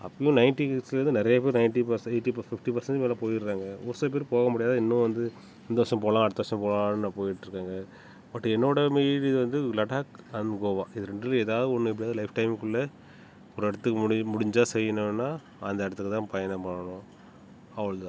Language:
Tamil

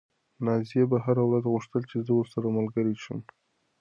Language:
Pashto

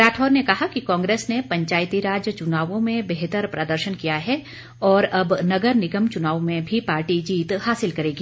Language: Hindi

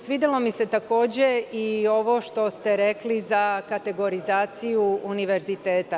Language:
Serbian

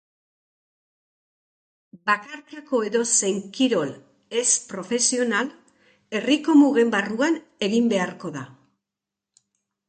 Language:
Basque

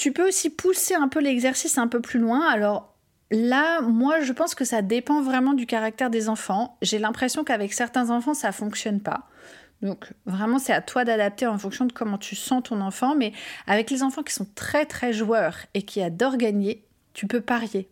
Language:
French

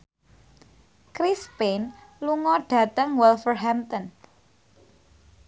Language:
Javanese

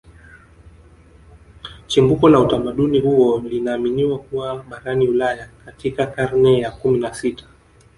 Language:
Swahili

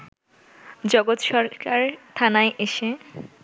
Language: Bangla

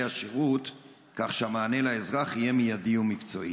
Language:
Hebrew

